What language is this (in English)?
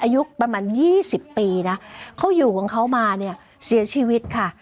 Thai